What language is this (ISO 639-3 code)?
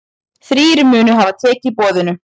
isl